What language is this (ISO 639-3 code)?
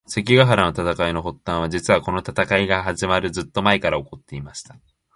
jpn